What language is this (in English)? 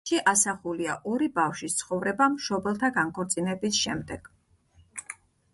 Georgian